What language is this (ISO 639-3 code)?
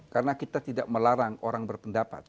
ind